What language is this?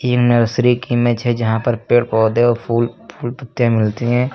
Hindi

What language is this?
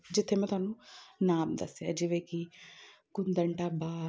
Punjabi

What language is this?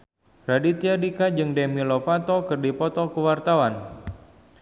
Sundanese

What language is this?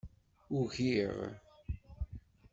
Kabyle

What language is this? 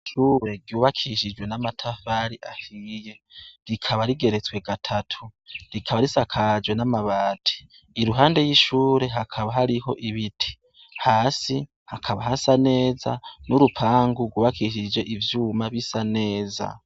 Rundi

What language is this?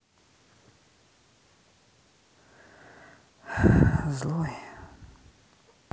Russian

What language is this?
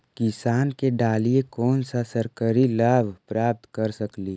Magahi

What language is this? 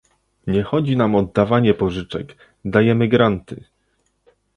Polish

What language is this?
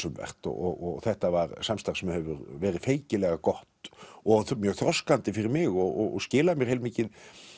Icelandic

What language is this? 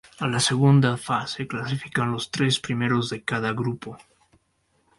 Spanish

